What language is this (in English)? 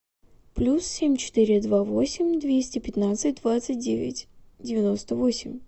Russian